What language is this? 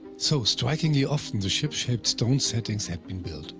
English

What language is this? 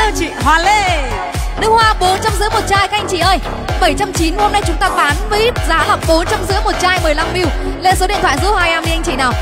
Vietnamese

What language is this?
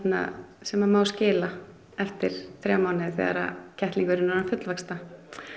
Icelandic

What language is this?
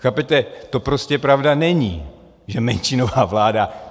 Czech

